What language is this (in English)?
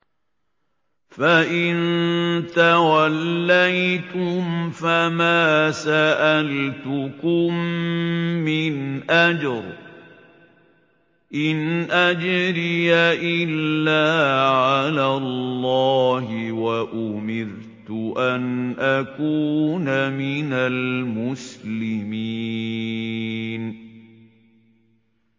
Arabic